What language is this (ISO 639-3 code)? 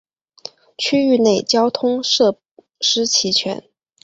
zho